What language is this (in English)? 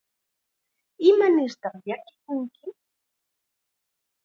Chiquián Ancash Quechua